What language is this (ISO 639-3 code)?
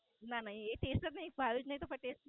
guj